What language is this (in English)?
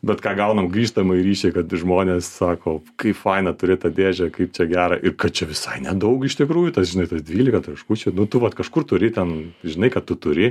Lithuanian